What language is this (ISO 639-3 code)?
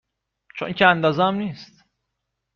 fas